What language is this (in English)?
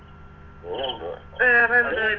Malayalam